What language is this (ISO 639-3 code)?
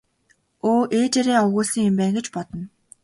mon